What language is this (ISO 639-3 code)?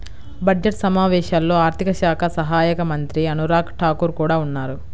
tel